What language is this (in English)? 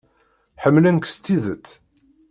Kabyle